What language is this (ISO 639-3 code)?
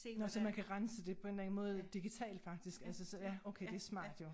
dan